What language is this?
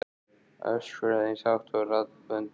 Icelandic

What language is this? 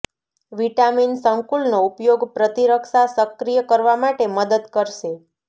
Gujarati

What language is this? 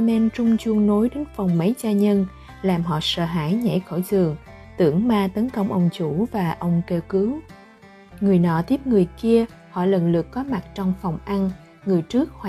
Vietnamese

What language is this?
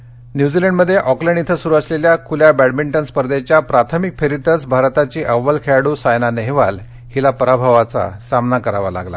Marathi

